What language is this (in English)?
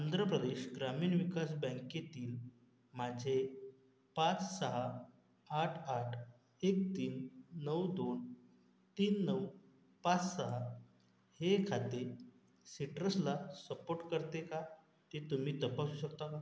Marathi